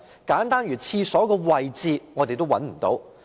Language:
Cantonese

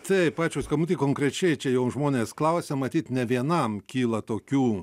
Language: Lithuanian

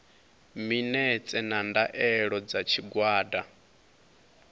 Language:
Venda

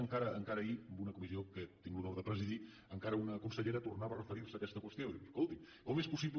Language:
Catalan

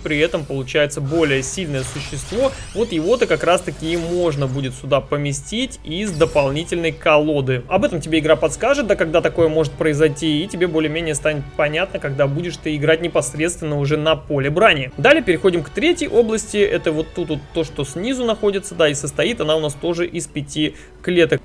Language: Russian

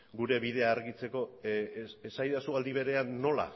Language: Basque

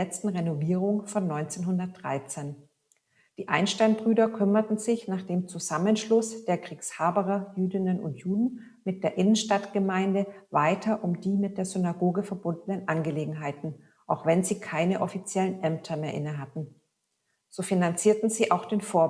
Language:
German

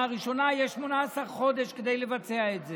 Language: Hebrew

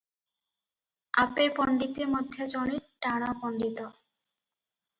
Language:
Odia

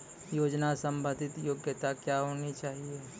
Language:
Maithili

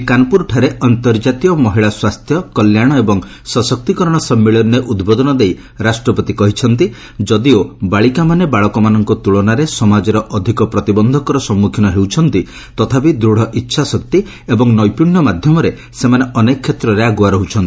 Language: Odia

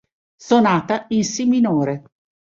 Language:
Italian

